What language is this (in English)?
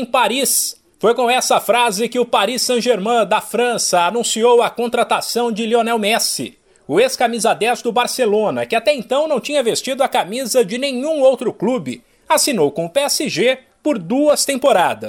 Portuguese